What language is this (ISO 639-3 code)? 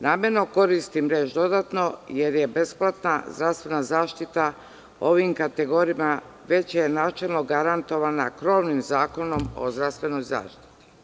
srp